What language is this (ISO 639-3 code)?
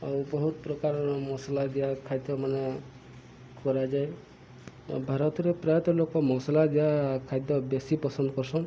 ori